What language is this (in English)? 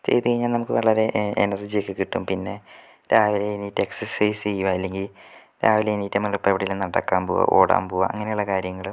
Malayalam